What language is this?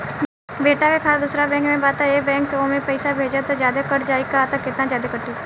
Bhojpuri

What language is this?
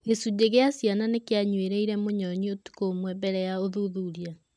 Kikuyu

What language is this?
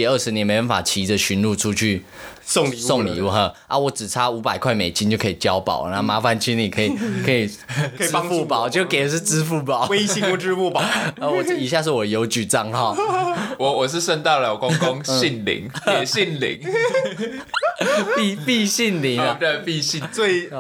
Chinese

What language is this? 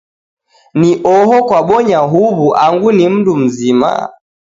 Taita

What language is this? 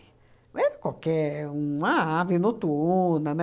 Portuguese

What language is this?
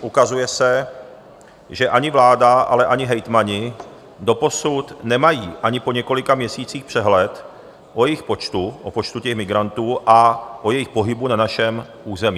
Czech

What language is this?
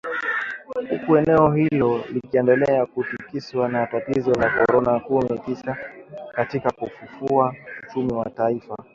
Swahili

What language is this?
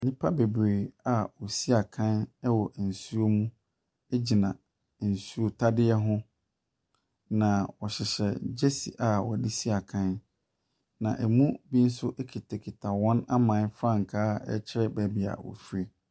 Akan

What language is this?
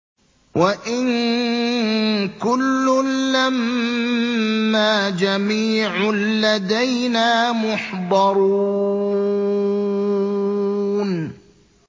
Arabic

